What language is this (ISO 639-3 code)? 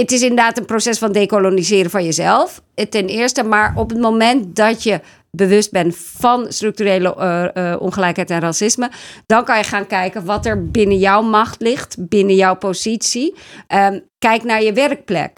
nld